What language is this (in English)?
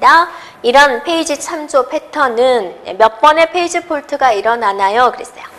Korean